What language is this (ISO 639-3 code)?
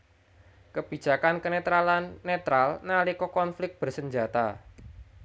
jav